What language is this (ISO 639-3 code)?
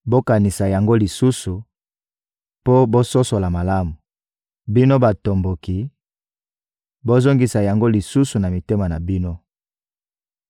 lin